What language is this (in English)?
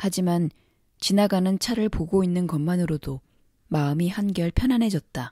Korean